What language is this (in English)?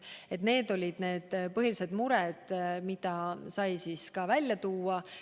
Estonian